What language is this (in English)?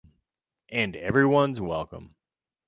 English